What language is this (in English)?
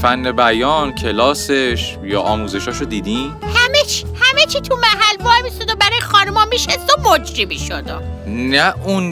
Persian